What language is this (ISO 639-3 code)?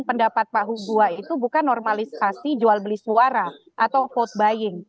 ind